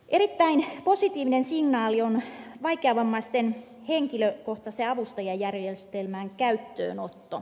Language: Finnish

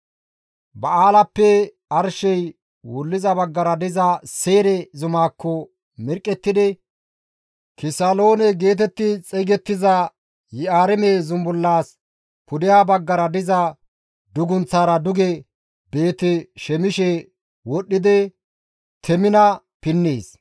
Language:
Gamo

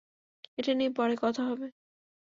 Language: Bangla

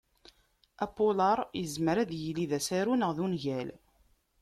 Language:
Kabyle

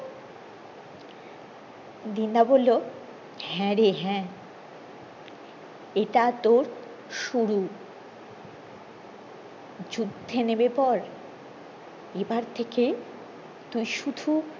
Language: Bangla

